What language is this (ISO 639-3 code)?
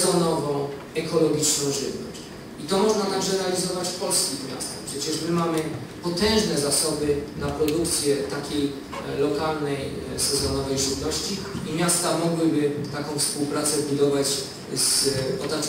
pol